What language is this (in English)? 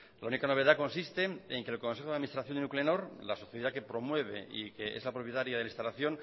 Spanish